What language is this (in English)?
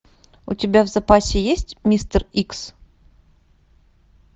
Russian